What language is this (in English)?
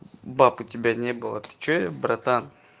Russian